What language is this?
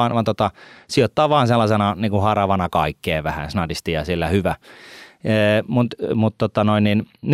Finnish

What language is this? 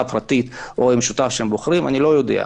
Hebrew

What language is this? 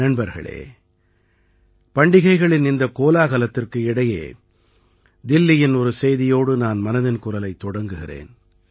Tamil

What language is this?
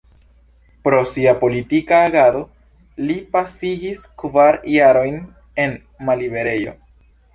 Esperanto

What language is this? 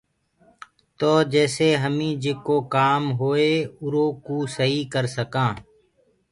Gurgula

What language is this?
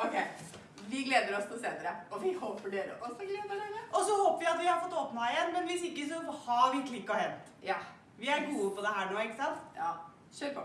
Norwegian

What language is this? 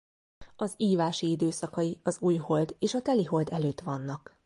Hungarian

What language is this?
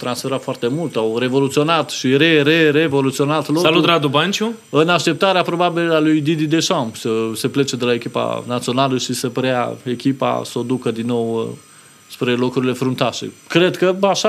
Romanian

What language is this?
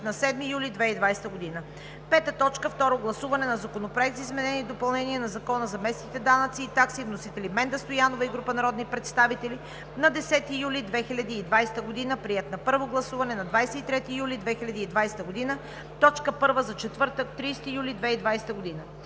Bulgarian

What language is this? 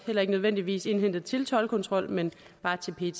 Danish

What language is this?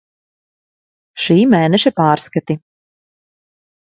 Latvian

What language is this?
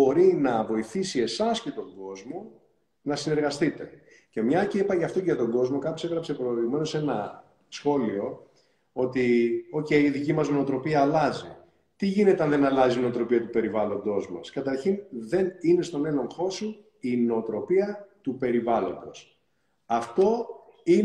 Greek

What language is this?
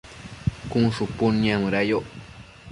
Matsés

